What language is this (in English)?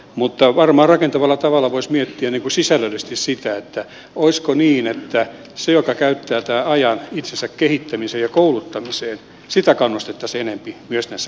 Finnish